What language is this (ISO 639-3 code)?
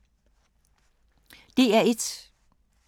dan